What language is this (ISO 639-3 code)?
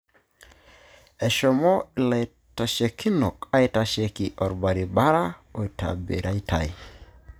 mas